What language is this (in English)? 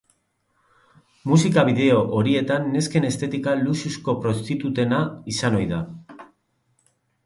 Basque